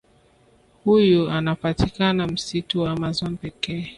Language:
Swahili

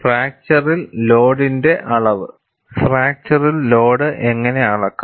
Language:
Malayalam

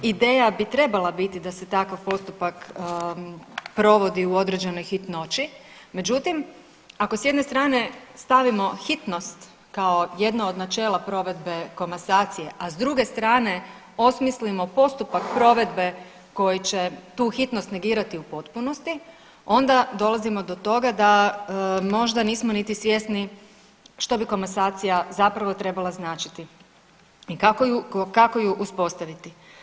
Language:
Croatian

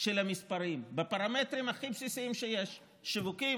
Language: Hebrew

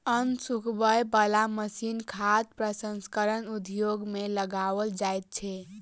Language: Maithili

